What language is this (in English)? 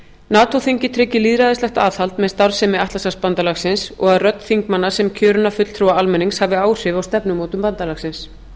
Icelandic